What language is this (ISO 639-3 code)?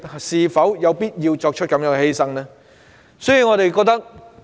yue